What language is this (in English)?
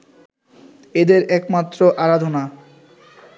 Bangla